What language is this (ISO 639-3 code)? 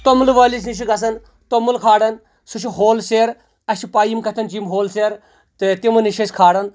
kas